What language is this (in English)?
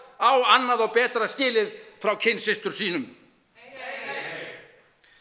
Icelandic